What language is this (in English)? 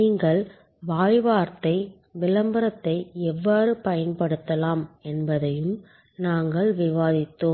Tamil